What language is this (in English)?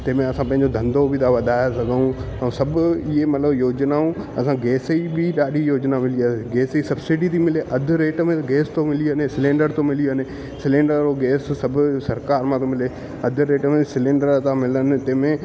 Sindhi